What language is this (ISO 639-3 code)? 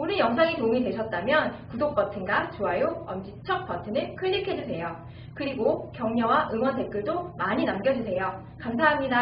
kor